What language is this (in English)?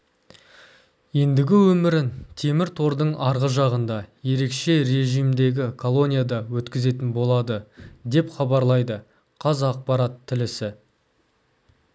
Kazakh